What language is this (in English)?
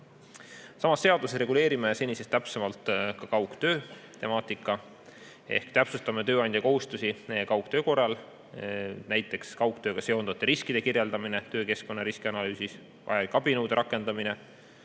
Estonian